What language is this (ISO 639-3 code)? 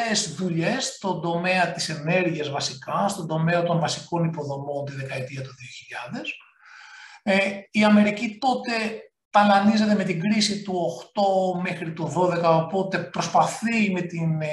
ell